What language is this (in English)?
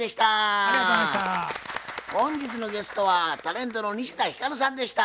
Japanese